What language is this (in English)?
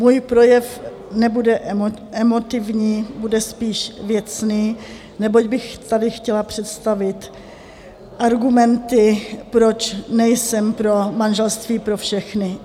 Czech